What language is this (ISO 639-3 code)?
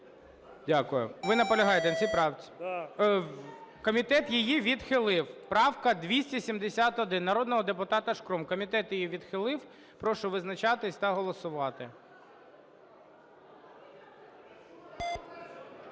ukr